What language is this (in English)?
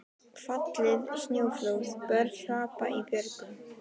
Icelandic